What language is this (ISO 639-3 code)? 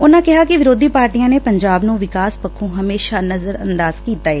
pan